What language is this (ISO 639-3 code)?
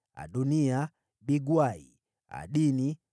swa